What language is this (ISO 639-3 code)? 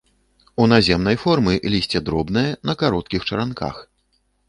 bel